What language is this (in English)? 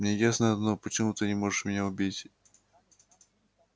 Russian